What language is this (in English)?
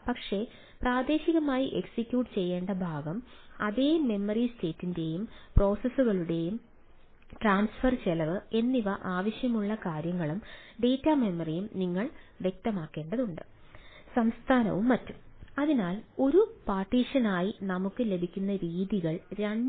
Malayalam